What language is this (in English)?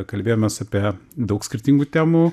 Lithuanian